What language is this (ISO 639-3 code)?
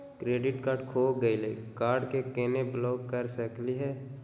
mag